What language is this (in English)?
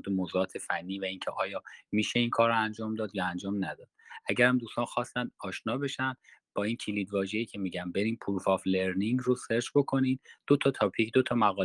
Persian